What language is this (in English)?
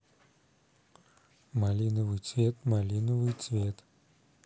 Russian